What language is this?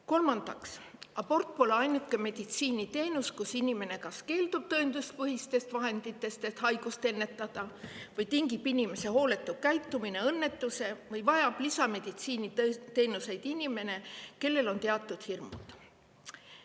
Estonian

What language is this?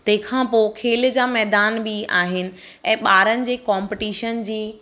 Sindhi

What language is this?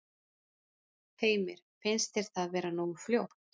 Icelandic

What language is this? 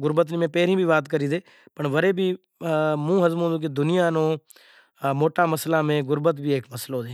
Kachi Koli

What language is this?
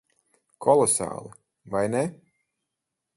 Latvian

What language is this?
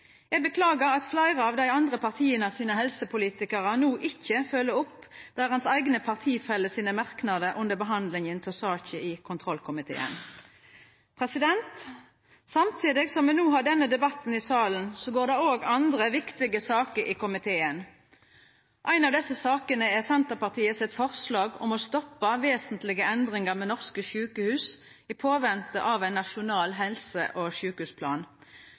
Norwegian Nynorsk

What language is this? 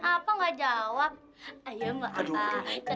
Indonesian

